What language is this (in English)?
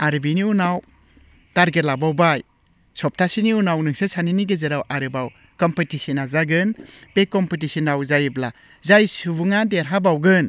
Bodo